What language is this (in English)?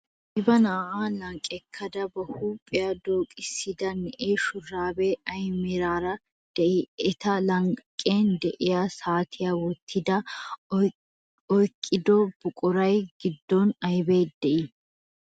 Wolaytta